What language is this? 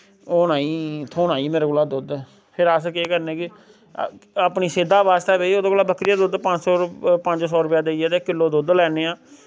Dogri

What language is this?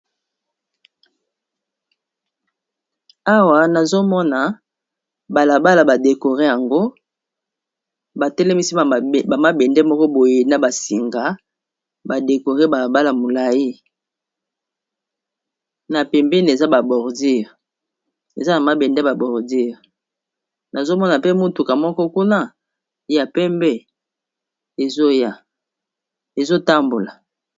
Lingala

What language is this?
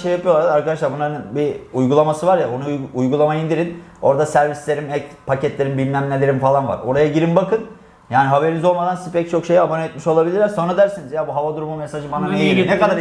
Turkish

